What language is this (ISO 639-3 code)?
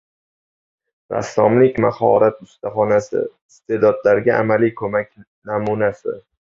uzb